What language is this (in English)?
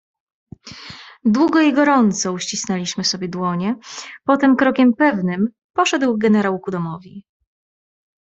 Polish